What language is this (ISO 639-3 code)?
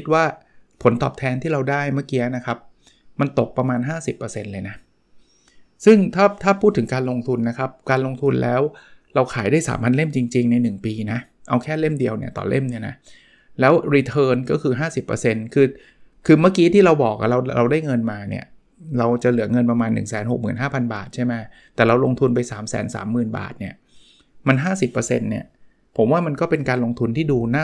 tha